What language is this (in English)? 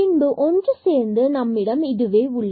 Tamil